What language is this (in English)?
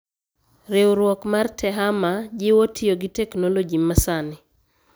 Luo (Kenya and Tanzania)